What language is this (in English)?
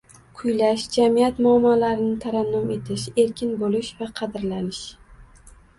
Uzbek